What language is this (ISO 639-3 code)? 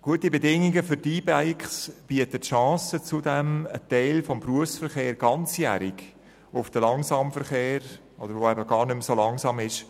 gsw